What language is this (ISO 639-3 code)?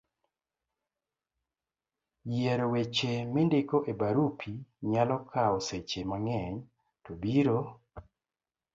luo